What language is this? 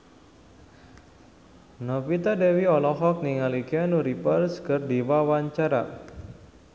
Sundanese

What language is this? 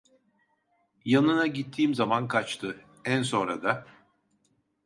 Turkish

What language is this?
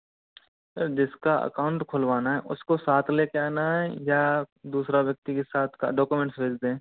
Hindi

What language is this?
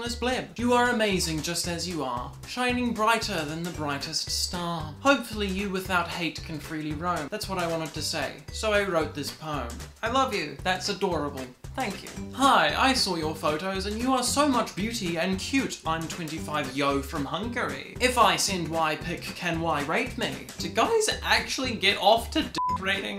English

